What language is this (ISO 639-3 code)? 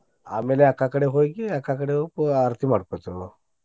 kan